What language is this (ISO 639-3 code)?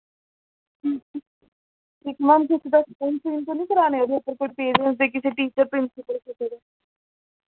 doi